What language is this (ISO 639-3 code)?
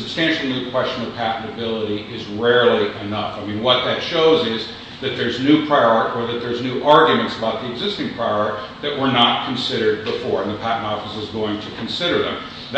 eng